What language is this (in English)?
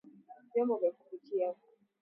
Swahili